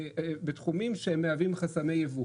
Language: Hebrew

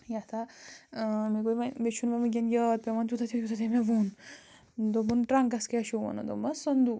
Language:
Kashmiri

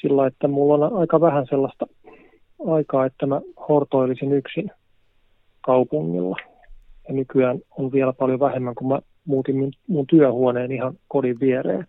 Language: Finnish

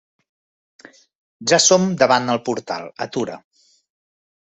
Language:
Catalan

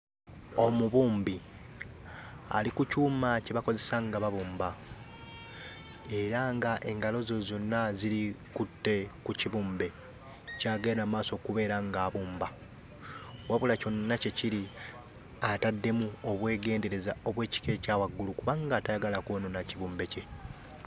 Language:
Ganda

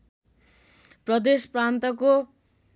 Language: Nepali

